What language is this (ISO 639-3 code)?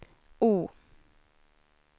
swe